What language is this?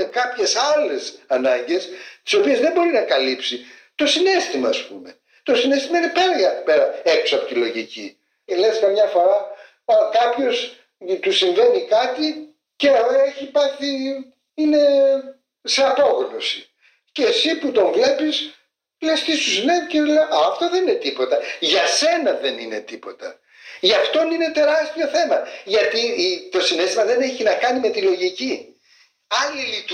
Greek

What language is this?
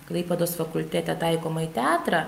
Lithuanian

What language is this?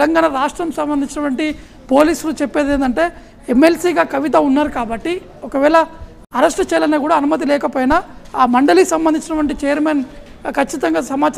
Telugu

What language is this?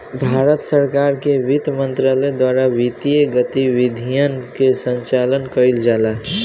Bhojpuri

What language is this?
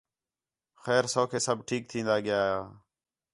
Khetrani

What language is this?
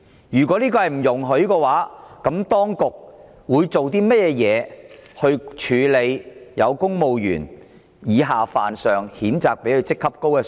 Cantonese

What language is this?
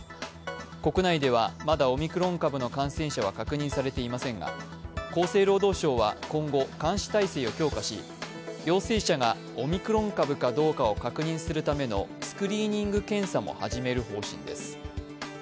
Japanese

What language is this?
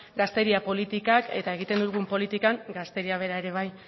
Basque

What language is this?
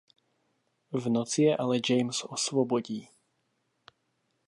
Czech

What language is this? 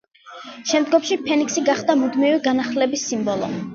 Georgian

